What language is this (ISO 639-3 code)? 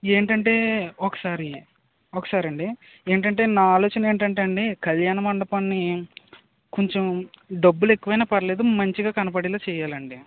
tel